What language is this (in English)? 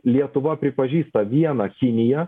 Lithuanian